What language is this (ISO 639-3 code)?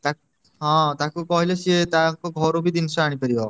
ori